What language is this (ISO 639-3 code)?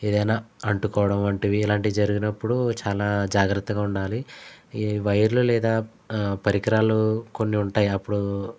tel